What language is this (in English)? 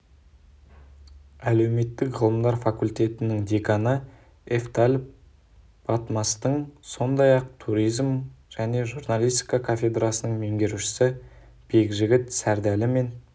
Kazakh